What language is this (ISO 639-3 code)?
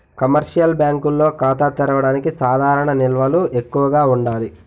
tel